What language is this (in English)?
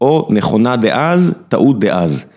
Hebrew